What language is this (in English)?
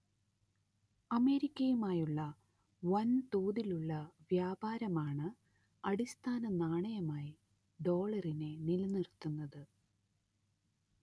Malayalam